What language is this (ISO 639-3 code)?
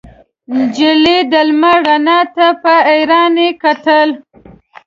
pus